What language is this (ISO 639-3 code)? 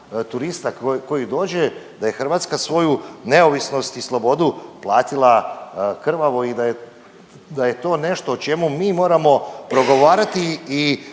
hrv